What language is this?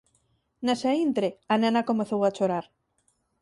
Galician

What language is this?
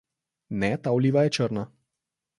Slovenian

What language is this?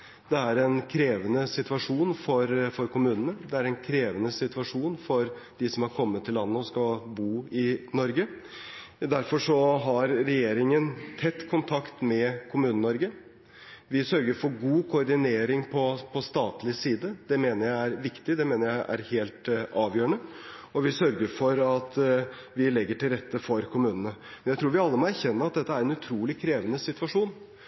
Norwegian Bokmål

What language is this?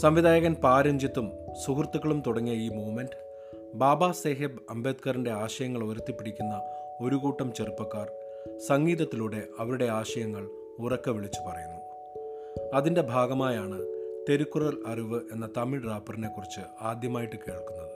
Malayalam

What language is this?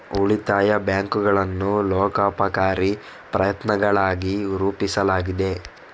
Kannada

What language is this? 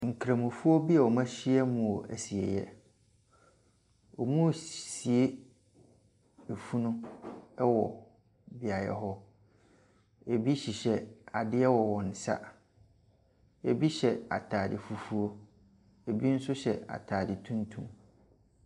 Akan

